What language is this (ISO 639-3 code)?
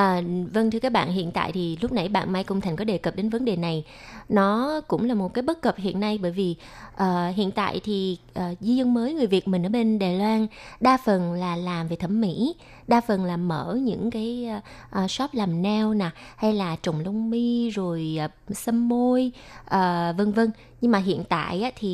vie